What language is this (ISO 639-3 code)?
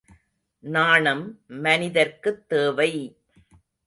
tam